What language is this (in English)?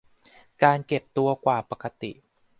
Thai